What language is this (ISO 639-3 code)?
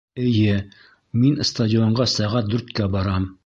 bak